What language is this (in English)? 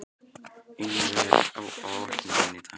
Icelandic